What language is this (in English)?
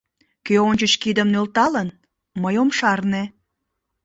Mari